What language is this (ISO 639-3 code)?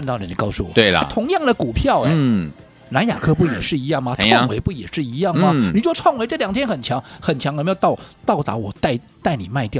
zho